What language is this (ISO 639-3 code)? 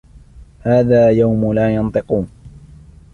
ara